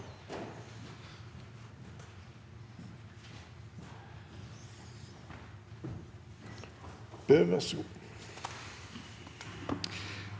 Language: Norwegian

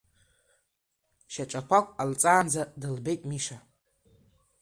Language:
Abkhazian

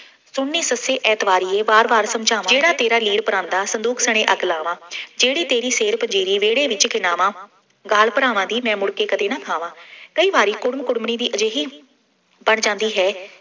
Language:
Punjabi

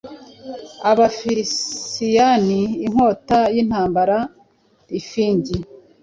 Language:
Kinyarwanda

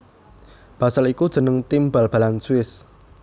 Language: Javanese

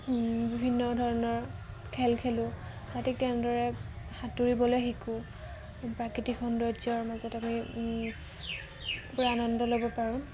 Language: Assamese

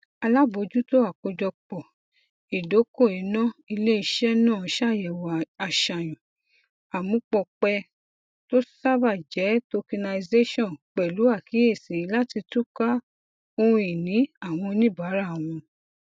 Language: Yoruba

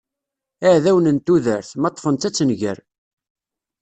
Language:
Kabyle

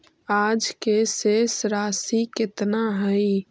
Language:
Magahi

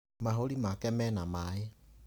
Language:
Kikuyu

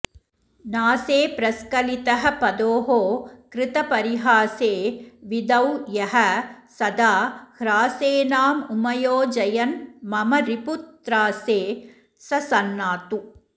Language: Sanskrit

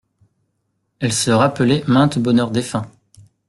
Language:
French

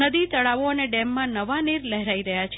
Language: Gujarati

